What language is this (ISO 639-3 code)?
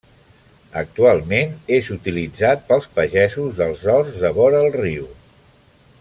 cat